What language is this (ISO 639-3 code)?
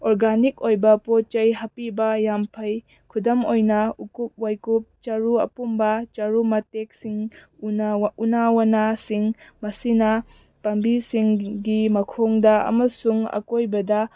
mni